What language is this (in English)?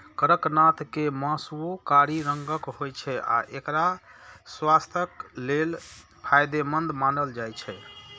Maithili